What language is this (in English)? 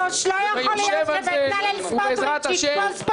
Hebrew